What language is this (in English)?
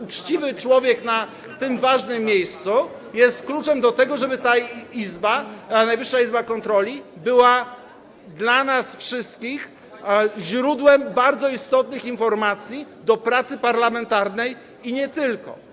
Polish